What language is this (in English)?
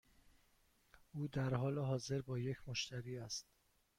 Persian